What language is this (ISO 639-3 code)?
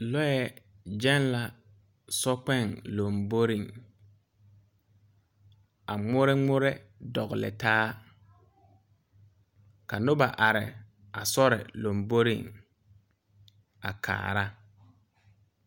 dga